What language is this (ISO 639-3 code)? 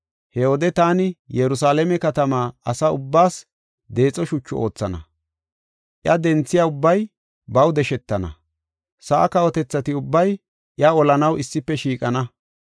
gof